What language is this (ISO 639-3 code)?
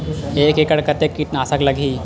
hne